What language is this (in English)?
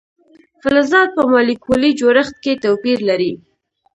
Pashto